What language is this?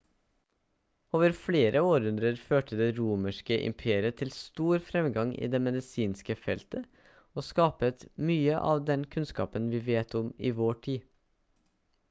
Norwegian Bokmål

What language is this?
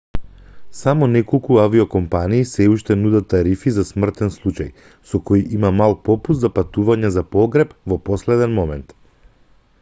Macedonian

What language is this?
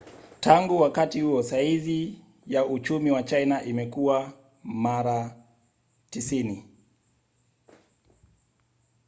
Swahili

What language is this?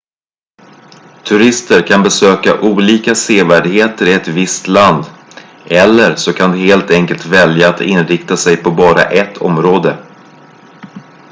Swedish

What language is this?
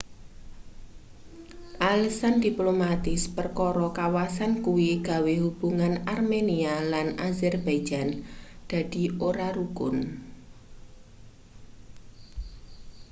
Javanese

